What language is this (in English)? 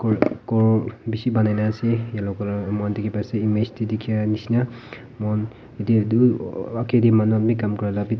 Naga Pidgin